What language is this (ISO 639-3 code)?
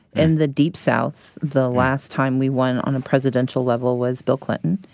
eng